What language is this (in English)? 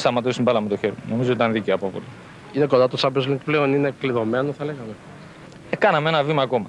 Greek